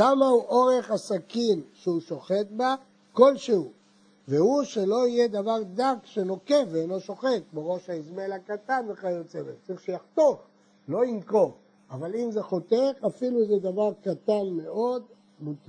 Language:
Hebrew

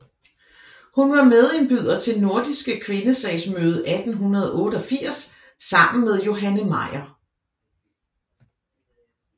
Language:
Danish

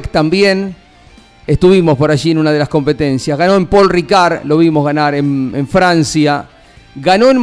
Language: Spanish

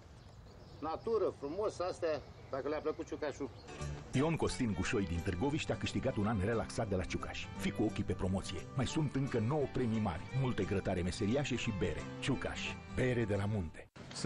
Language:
Romanian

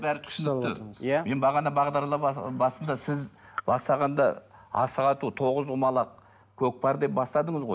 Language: Kazakh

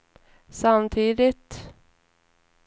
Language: Swedish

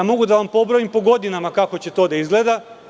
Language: Serbian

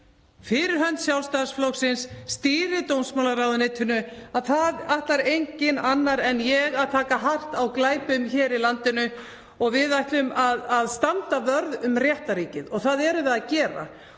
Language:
Icelandic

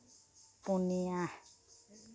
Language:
Santali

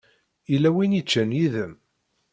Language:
Kabyle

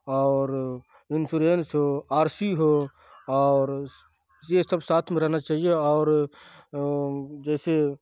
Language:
Urdu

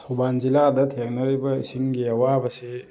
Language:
Manipuri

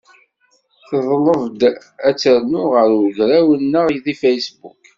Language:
Kabyle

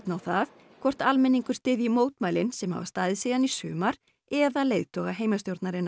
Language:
Icelandic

